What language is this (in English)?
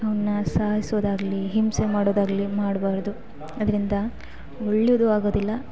Kannada